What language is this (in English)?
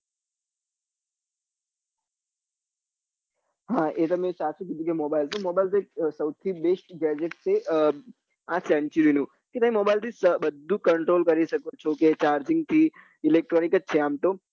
Gujarati